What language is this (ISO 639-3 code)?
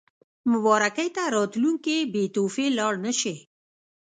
pus